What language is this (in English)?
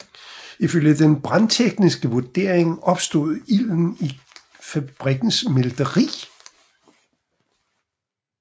Danish